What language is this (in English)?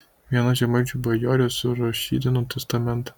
Lithuanian